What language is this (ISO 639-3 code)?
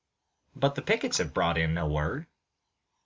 eng